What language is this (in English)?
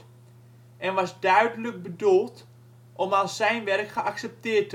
Dutch